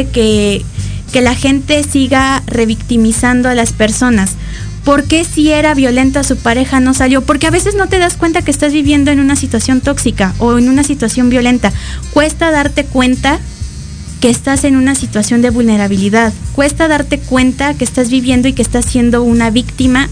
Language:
Spanish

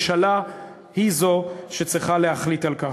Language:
Hebrew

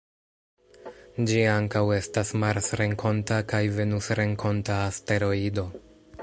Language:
Esperanto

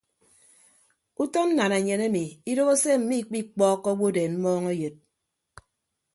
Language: Ibibio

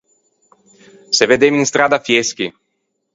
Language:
Ligurian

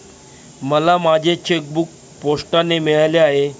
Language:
Marathi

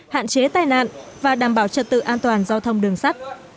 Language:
Vietnamese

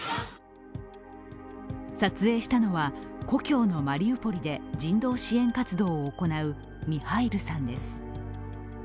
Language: Japanese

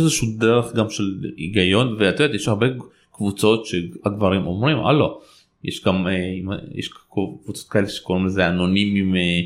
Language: Hebrew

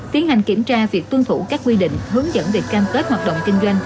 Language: Vietnamese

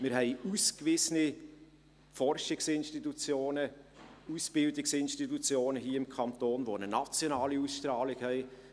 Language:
Swiss German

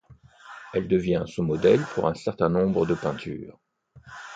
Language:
French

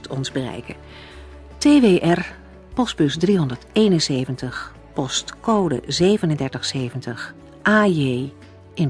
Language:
Dutch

